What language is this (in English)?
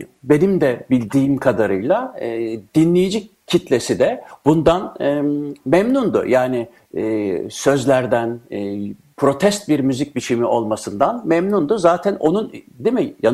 Turkish